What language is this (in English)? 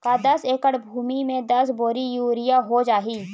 Chhattisgarhi